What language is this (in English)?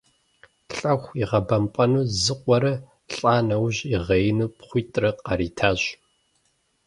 Kabardian